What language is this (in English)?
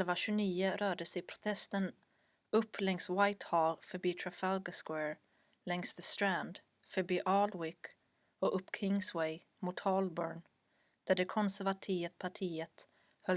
Swedish